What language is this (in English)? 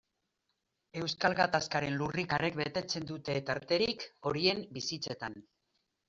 Basque